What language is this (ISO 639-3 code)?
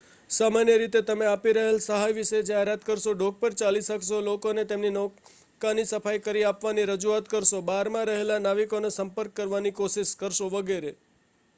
guj